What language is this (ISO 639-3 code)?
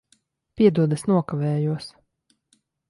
lav